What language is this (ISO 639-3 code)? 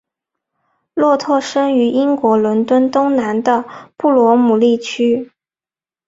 zho